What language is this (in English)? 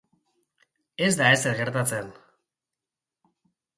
Basque